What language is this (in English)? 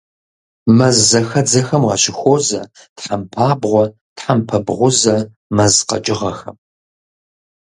Kabardian